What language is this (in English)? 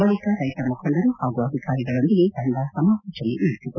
Kannada